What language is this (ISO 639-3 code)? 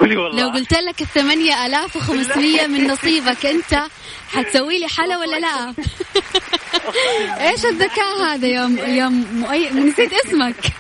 ara